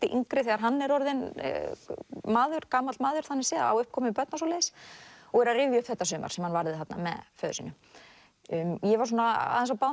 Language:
Icelandic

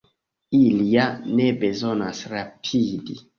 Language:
Esperanto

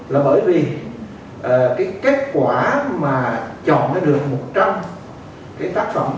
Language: Vietnamese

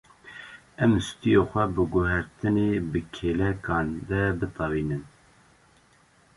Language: Kurdish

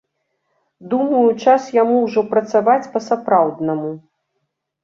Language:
Belarusian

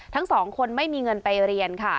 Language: Thai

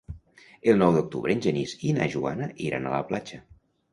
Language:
Catalan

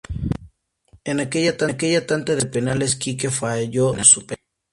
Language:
Spanish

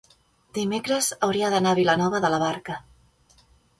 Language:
Catalan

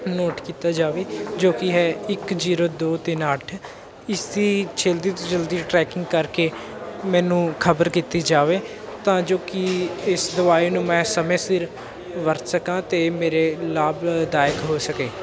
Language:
Punjabi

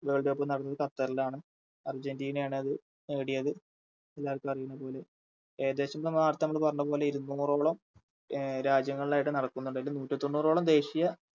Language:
Malayalam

